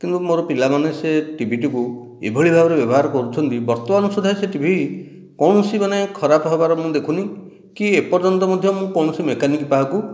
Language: Odia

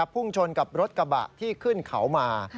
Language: Thai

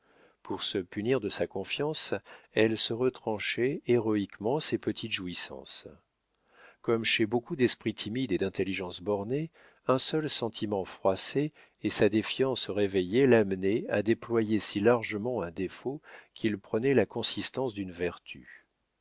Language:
French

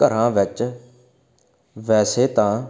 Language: Punjabi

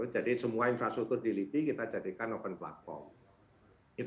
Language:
Indonesian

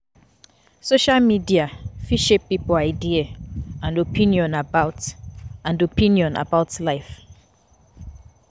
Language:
Nigerian Pidgin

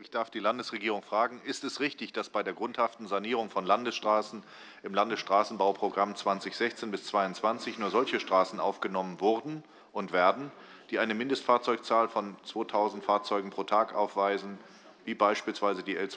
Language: German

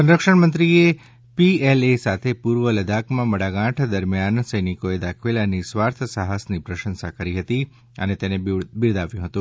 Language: Gujarati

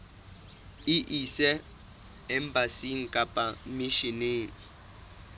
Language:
Southern Sotho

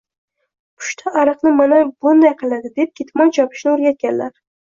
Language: Uzbek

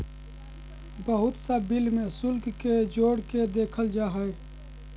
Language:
Magahi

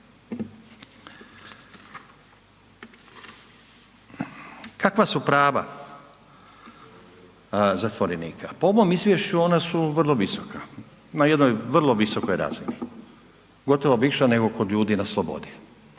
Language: Croatian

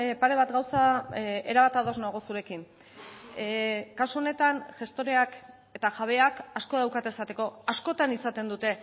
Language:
Basque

